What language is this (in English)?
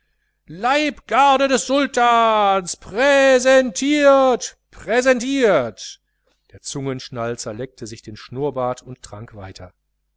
German